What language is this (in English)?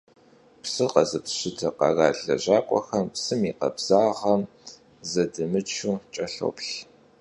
Kabardian